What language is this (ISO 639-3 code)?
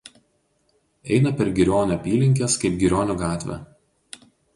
lit